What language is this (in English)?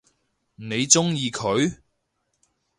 Cantonese